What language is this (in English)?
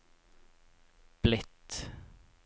Norwegian